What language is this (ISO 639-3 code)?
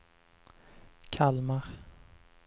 swe